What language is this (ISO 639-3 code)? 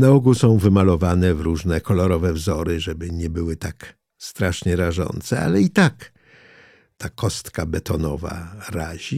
pol